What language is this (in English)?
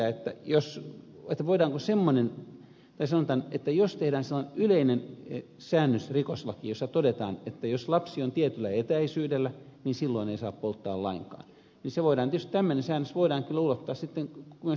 Finnish